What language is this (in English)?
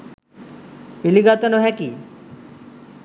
Sinhala